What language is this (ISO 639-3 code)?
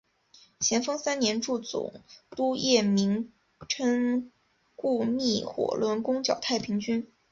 zho